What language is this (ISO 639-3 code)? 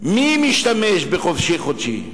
heb